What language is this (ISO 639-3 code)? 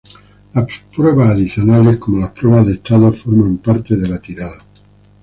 spa